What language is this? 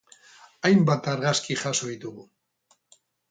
Basque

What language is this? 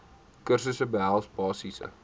Afrikaans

